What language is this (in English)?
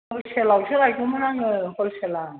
Bodo